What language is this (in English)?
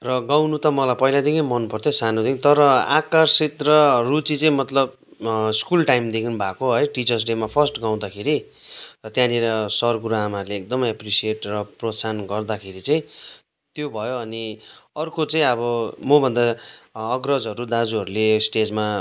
Nepali